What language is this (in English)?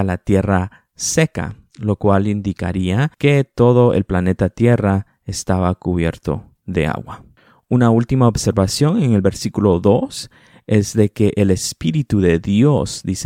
Spanish